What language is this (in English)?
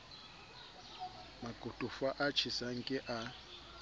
Southern Sotho